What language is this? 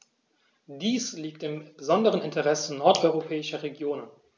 German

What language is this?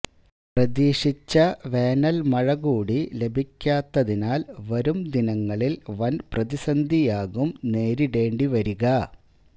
Malayalam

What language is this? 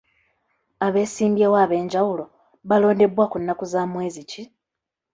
Ganda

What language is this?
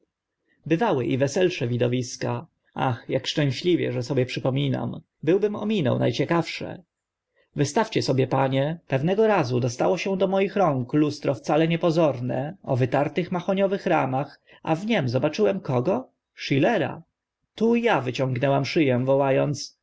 Polish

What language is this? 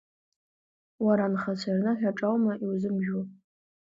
Abkhazian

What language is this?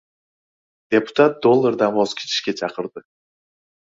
Uzbek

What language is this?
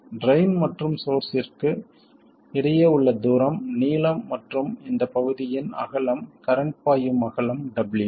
Tamil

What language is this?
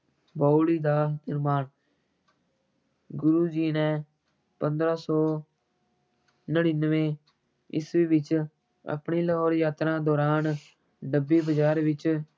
Punjabi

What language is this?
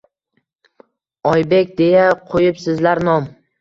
Uzbek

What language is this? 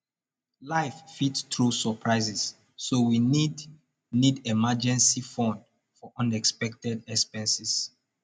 Nigerian Pidgin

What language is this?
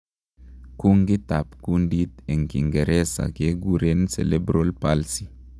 Kalenjin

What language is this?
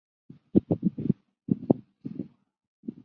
Chinese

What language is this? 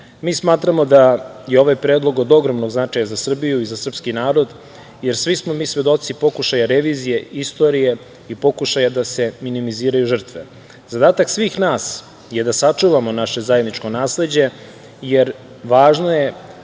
Serbian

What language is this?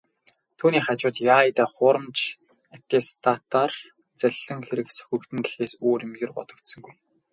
Mongolian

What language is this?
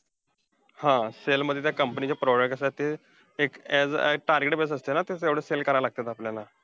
Marathi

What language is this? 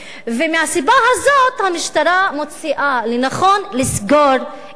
Hebrew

